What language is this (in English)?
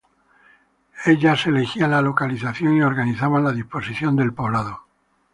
Spanish